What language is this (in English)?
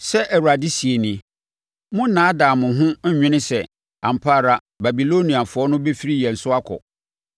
Akan